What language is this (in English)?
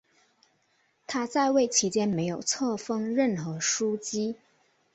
Chinese